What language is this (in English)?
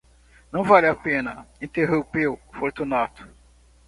Portuguese